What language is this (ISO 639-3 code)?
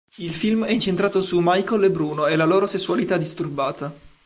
ita